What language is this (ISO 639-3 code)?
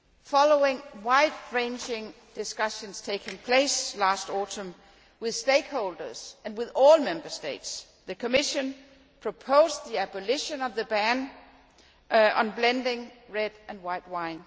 eng